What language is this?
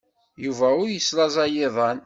Kabyle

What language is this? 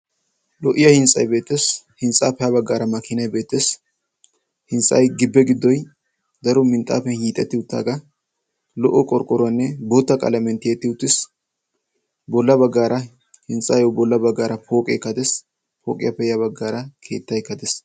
Wolaytta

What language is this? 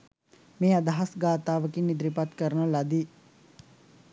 Sinhala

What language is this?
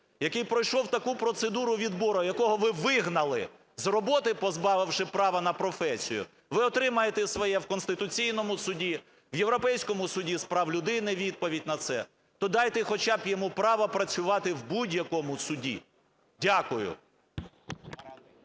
Ukrainian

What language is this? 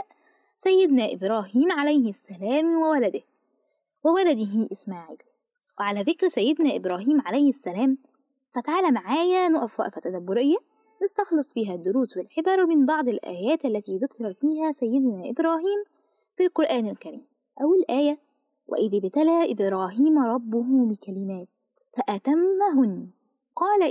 Arabic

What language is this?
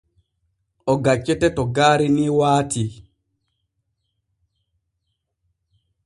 Borgu Fulfulde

